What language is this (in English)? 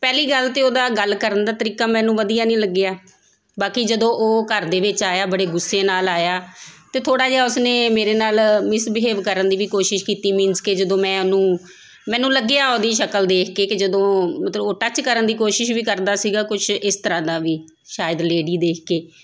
Punjabi